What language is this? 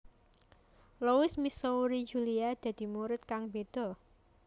Javanese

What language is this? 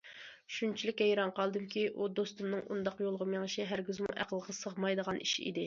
Uyghur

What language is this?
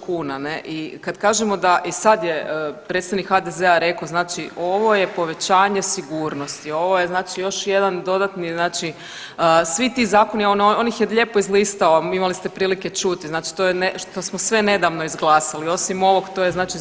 Croatian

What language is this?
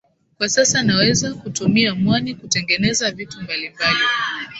Swahili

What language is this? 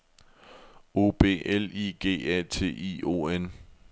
Danish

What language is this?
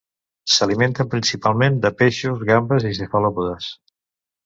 Catalan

